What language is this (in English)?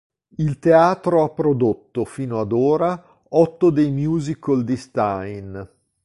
Italian